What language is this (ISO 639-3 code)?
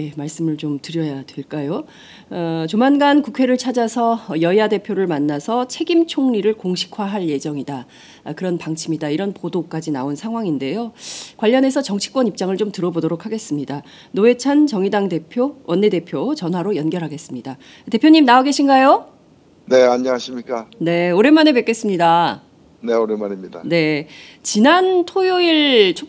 kor